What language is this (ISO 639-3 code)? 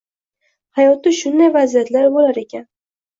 uzb